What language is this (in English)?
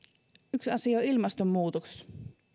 Finnish